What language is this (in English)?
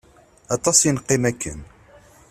Kabyle